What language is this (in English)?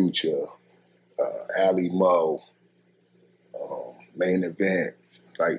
English